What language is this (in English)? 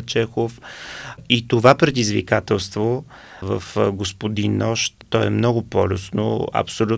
Bulgarian